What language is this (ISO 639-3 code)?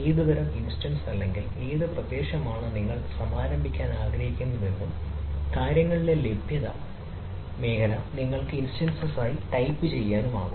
mal